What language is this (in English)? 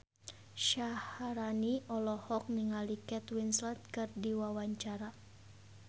Sundanese